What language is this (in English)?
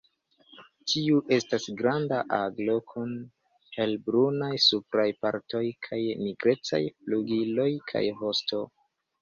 Esperanto